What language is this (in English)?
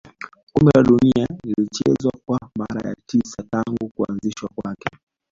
Swahili